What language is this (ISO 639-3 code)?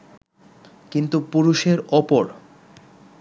ben